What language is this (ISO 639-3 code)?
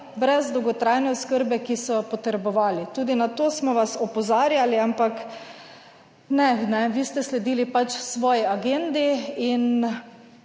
slv